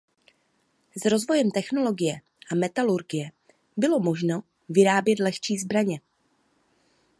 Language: Czech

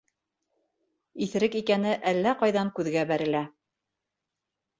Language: Bashkir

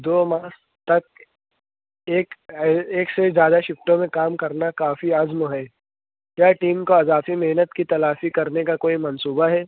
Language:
Urdu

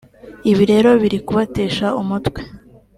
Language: Kinyarwanda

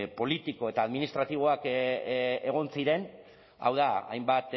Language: Basque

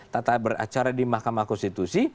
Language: Indonesian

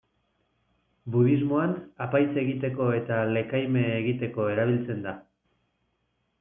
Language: Basque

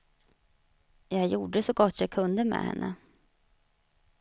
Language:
Swedish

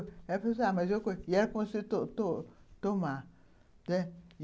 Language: Portuguese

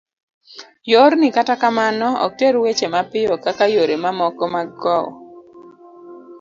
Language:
Luo (Kenya and Tanzania)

